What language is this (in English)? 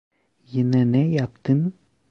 Turkish